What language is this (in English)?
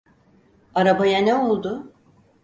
Turkish